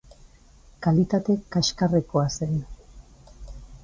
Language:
Basque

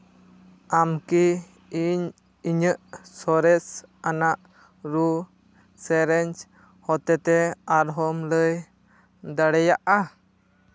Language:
Santali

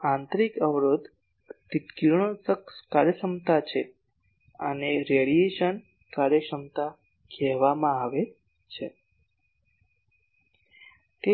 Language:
Gujarati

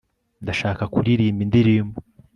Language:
Kinyarwanda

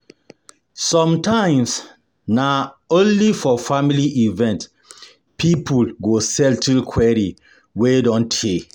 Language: Nigerian Pidgin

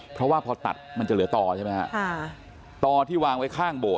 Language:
Thai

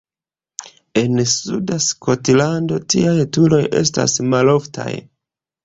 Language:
Esperanto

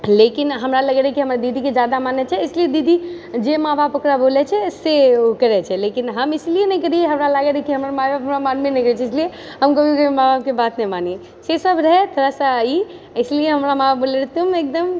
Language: Maithili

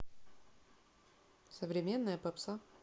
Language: Russian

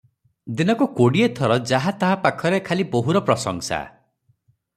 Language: Odia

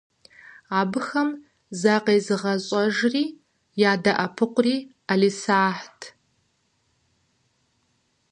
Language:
Kabardian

